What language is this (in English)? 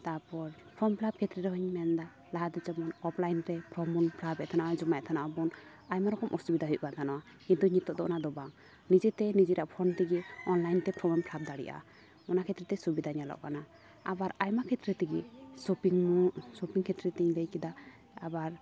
Santali